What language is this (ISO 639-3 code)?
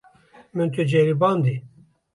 kur